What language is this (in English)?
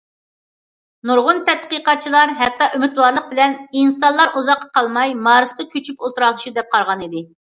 Uyghur